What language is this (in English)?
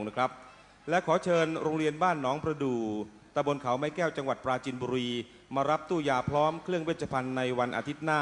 Thai